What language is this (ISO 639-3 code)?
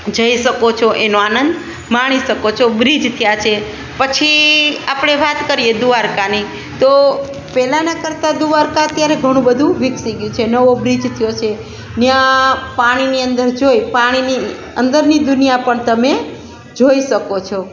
guj